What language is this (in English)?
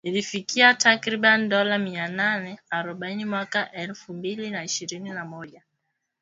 Swahili